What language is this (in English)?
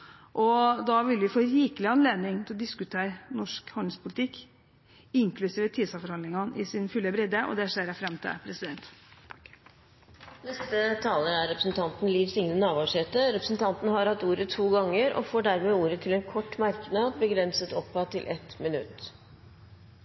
Norwegian